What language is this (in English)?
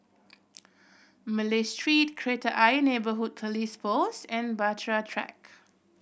English